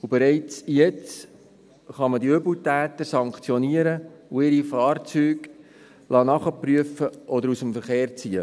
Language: Swiss German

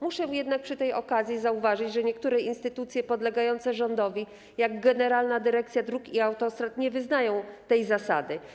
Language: Polish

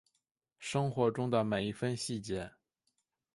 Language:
Chinese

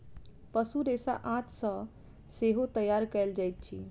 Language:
Maithili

